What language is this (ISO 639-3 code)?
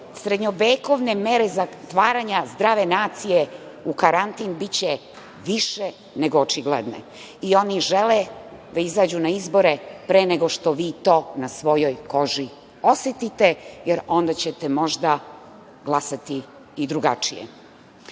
srp